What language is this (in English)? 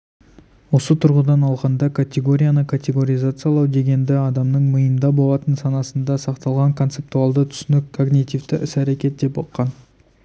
Kazakh